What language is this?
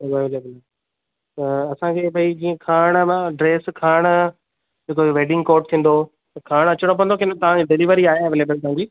Sindhi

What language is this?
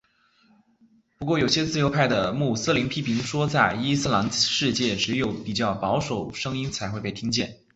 Chinese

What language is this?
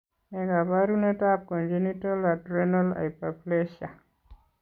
Kalenjin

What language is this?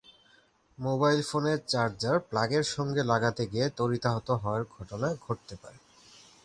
Bangla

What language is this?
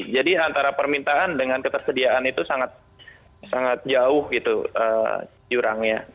Indonesian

